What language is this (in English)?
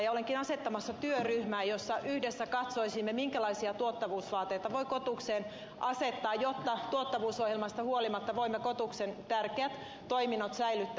Finnish